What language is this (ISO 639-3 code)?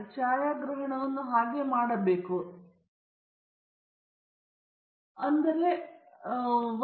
kan